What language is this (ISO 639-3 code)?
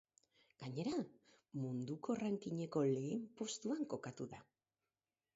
eus